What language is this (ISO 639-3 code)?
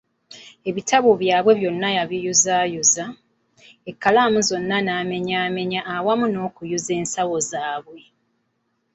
lug